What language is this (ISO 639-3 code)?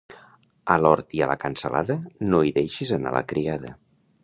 cat